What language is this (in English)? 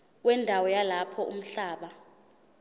Zulu